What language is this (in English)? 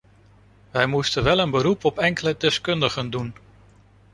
Dutch